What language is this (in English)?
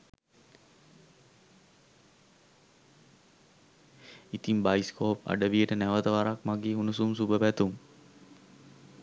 Sinhala